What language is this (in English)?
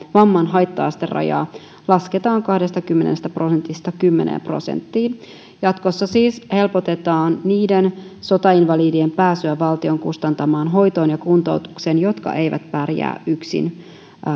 Finnish